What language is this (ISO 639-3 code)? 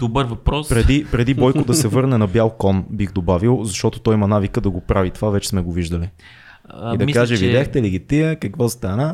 bul